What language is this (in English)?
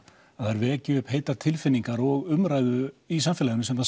Icelandic